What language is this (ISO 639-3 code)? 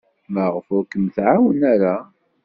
kab